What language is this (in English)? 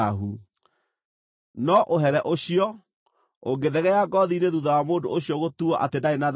Kikuyu